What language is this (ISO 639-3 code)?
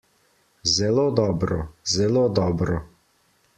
slv